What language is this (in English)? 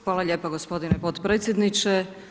Croatian